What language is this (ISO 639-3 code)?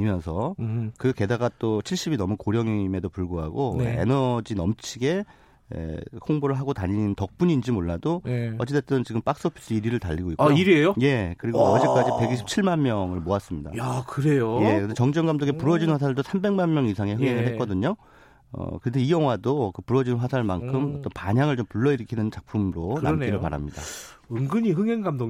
kor